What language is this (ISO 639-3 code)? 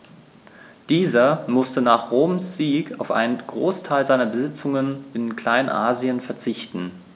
deu